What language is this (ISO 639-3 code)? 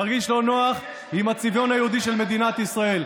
heb